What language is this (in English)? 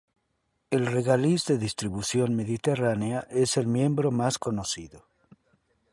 Spanish